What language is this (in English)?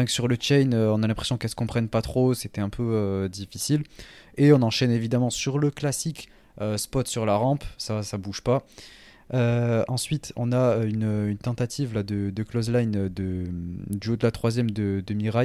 French